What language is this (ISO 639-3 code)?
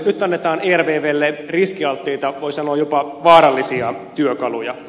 fin